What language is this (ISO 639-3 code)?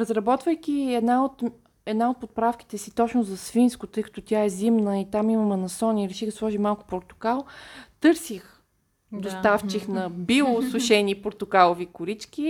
bul